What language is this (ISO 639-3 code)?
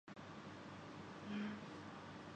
urd